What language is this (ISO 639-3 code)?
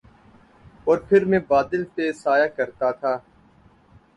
urd